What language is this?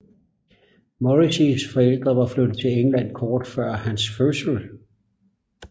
Danish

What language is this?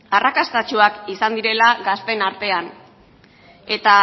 Basque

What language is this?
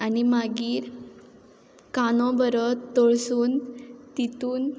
Konkani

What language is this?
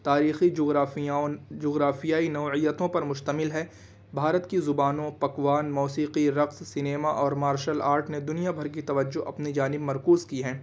Urdu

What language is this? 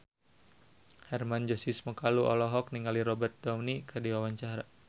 Sundanese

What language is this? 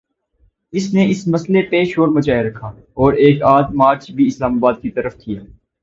Urdu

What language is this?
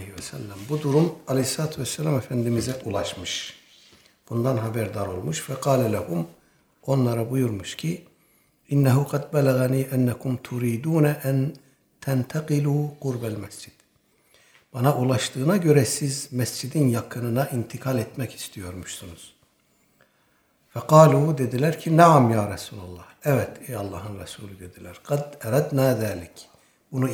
Turkish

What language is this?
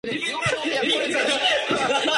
Japanese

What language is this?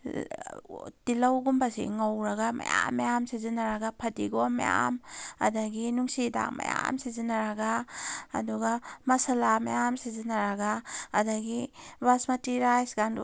Manipuri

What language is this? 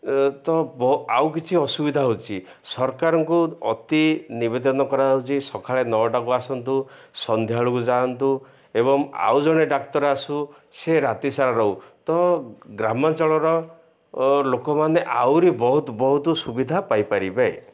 Odia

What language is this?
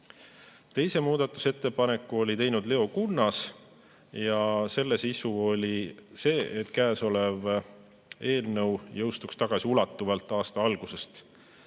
Estonian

